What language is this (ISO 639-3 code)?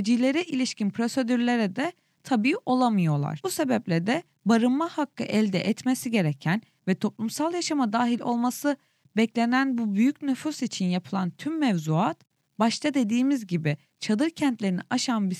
tur